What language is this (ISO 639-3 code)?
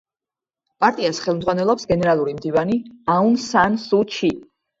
kat